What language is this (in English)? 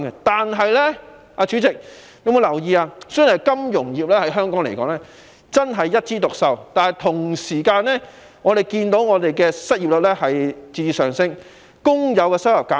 Cantonese